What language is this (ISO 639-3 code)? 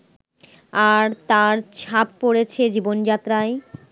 ben